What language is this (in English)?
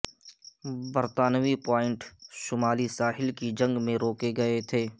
Urdu